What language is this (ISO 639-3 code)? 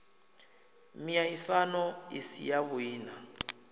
ven